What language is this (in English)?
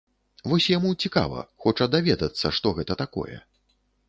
Belarusian